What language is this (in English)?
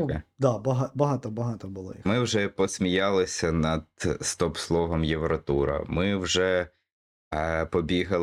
Ukrainian